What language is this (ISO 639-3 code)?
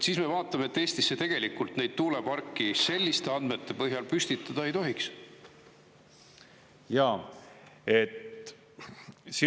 est